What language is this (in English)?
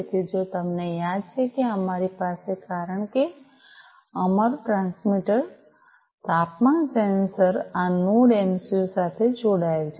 Gujarati